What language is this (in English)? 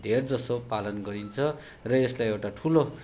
Nepali